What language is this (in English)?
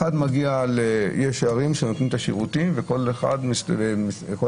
Hebrew